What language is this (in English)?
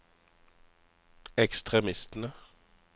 Norwegian